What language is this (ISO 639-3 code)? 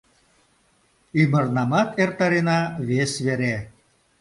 chm